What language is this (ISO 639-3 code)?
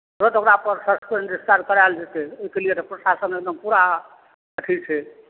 mai